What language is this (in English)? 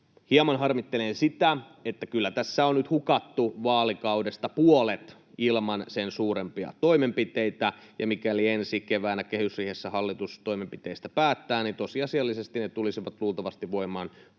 Finnish